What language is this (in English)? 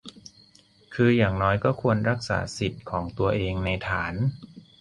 Thai